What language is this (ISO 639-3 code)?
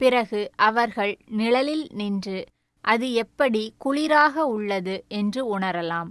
tam